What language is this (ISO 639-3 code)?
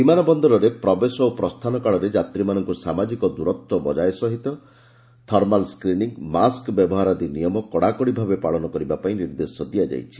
ori